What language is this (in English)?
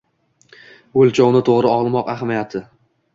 Uzbek